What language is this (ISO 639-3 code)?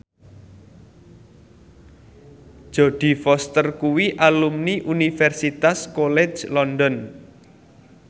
jav